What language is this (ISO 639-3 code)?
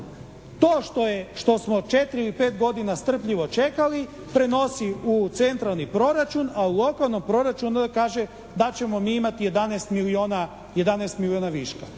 hrv